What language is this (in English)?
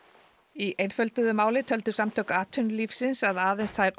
Icelandic